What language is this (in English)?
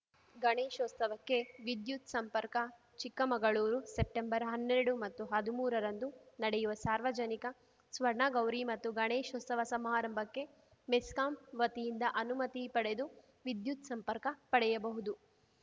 Kannada